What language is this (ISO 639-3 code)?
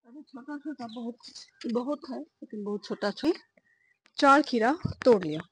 hin